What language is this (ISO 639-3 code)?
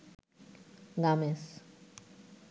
ben